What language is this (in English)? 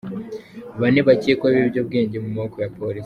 Kinyarwanda